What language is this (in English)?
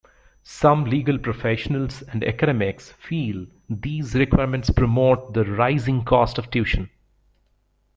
English